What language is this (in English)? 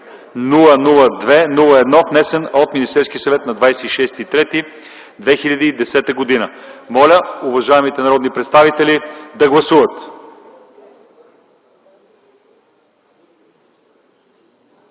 Bulgarian